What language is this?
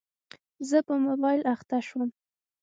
Pashto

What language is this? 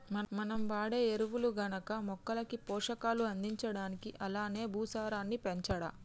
Telugu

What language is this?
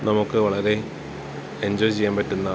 Malayalam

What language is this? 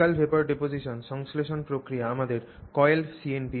Bangla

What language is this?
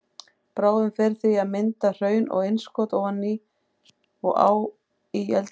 Icelandic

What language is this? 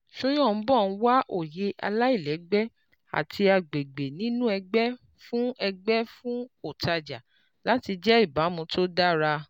Yoruba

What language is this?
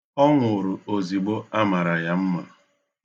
Igbo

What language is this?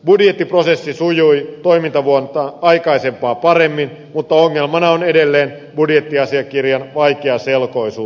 Finnish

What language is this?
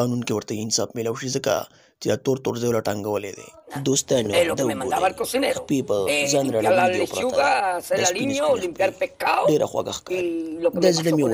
Arabic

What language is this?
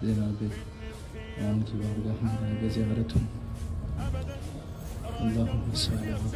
Arabic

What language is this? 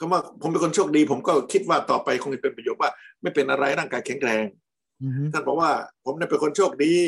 Thai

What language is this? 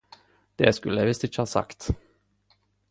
Norwegian Nynorsk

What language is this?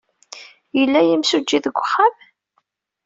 Kabyle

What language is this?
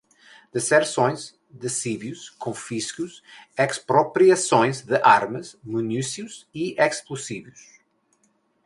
Portuguese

